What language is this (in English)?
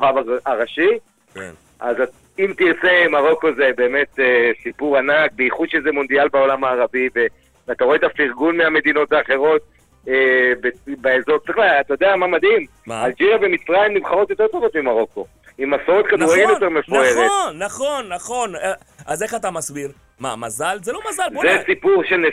Hebrew